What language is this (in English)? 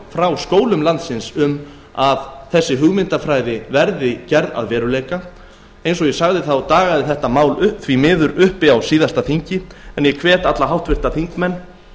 Icelandic